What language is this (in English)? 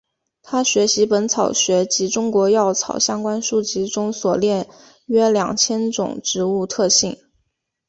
Chinese